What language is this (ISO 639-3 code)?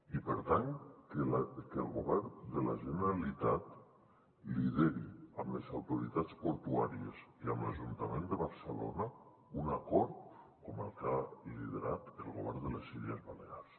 cat